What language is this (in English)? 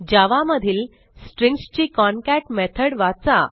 Marathi